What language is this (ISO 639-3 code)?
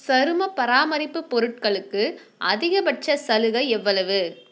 tam